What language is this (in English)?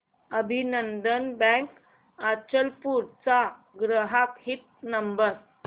Marathi